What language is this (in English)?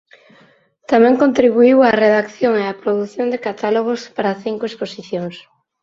Galician